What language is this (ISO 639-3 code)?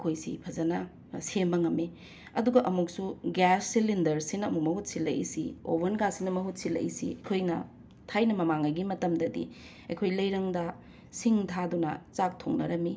mni